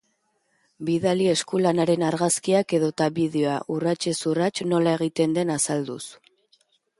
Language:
Basque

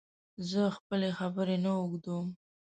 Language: Pashto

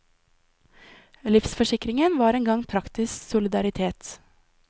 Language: Norwegian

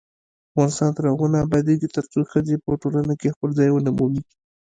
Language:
Pashto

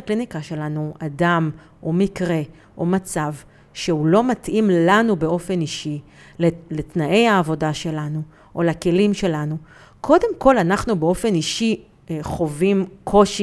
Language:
Hebrew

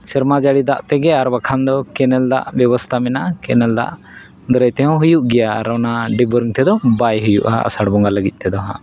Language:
Santali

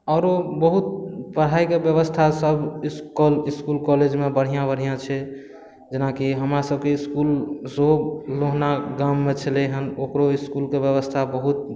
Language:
Maithili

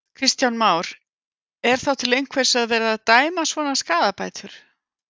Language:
Icelandic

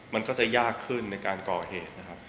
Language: Thai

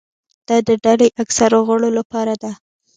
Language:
Pashto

